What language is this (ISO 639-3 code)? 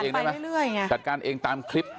tha